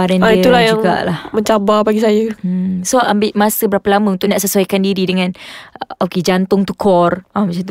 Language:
Malay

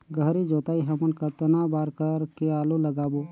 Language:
Chhattisgarhi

